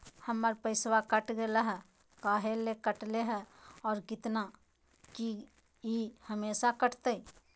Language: Magahi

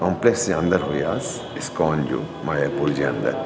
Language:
Sindhi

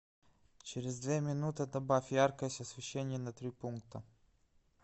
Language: Russian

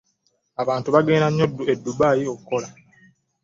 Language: Ganda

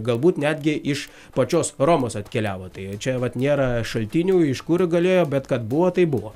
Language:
Lithuanian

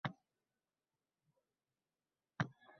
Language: Uzbek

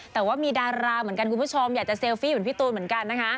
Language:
Thai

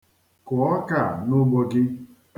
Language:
Igbo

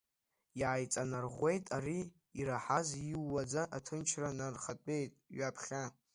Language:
Abkhazian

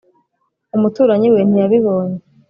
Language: Kinyarwanda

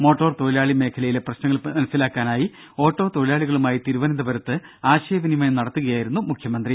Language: Malayalam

